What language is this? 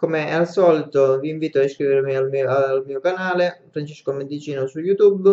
Italian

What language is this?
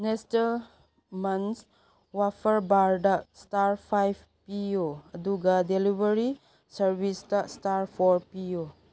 Manipuri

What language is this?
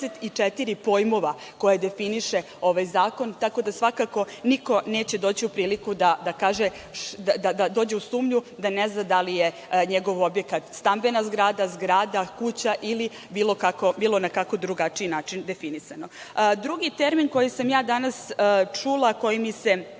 Serbian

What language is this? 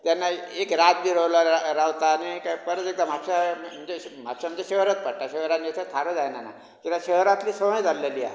Konkani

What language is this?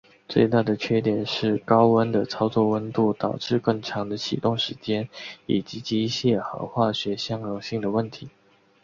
Chinese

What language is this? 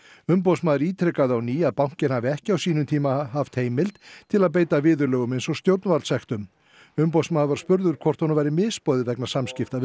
Icelandic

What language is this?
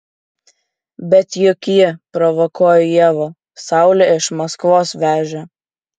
Lithuanian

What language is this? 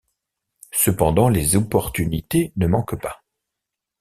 French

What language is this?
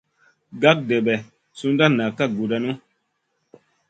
Masana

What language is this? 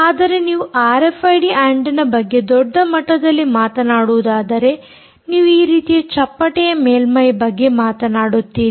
Kannada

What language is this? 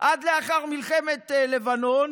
Hebrew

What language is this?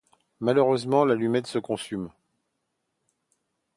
French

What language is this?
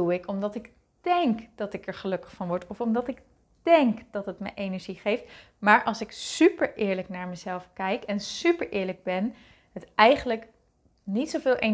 Dutch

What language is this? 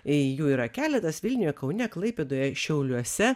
Lithuanian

